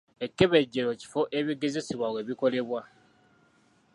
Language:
Ganda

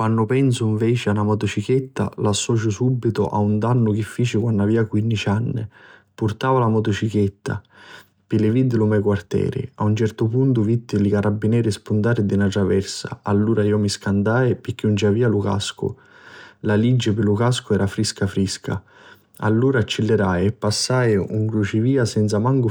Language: Sicilian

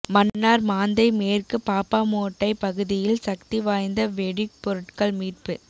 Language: Tamil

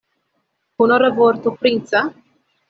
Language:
Esperanto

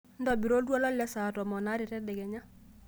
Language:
Masai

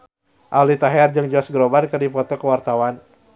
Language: Sundanese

